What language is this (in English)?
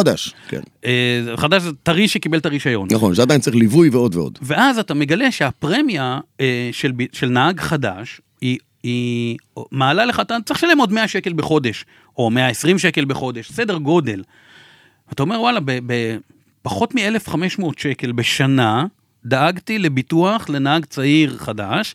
Hebrew